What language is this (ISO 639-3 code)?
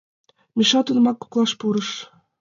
chm